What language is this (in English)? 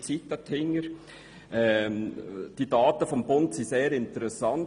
Swiss German